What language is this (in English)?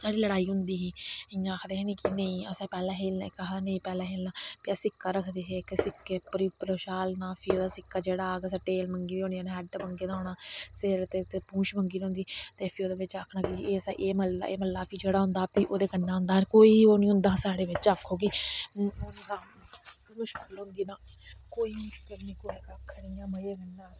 Dogri